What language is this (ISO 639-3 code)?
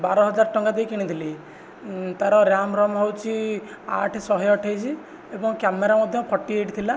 ori